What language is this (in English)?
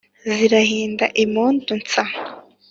Kinyarwanda